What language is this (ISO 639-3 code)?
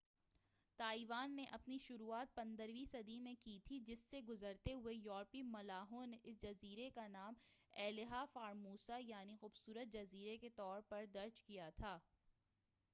urd